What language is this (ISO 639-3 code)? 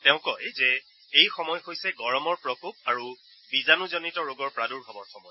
asm